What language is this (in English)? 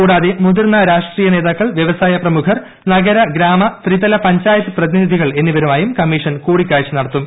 Malayalam